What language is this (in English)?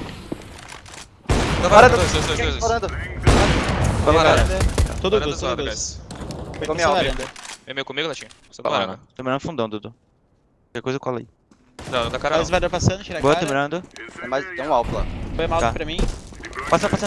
Portuguese